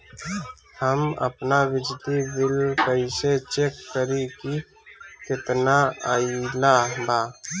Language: Bhojpuri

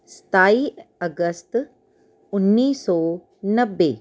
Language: Punjabi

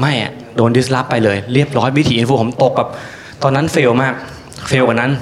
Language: Thai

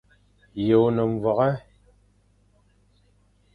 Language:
Fang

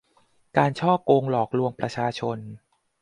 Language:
Thai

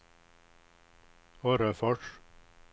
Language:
Swedish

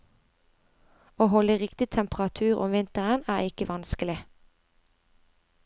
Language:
Norwegian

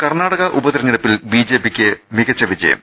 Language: Malayalam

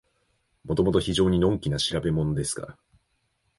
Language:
Japanese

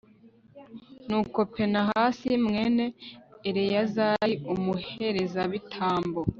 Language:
Kinyarwanda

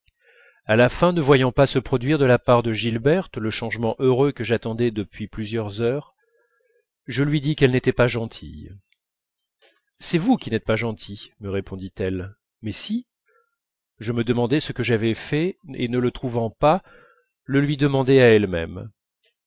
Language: French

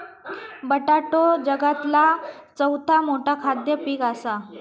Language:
Marathi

